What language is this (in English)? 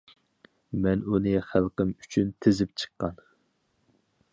Uyghur